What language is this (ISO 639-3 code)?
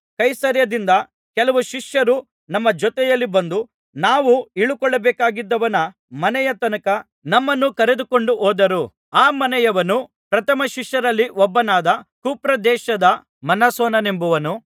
kan